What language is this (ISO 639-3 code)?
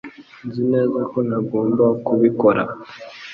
kin